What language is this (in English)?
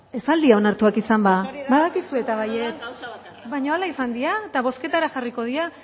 Basque